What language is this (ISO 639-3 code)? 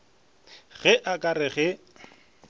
nso